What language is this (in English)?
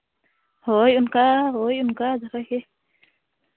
Santali